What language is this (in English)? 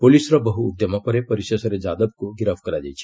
Odia